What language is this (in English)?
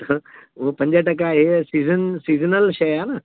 Sindhi